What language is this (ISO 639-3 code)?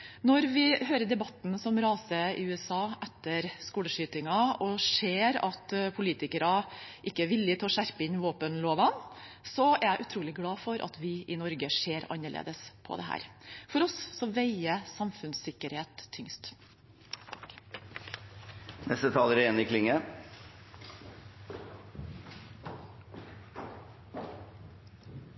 nor